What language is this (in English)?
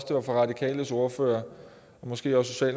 Danish